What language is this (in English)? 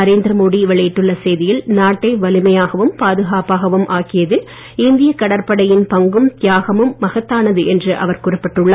Tamil